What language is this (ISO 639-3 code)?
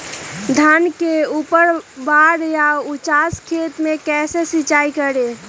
mag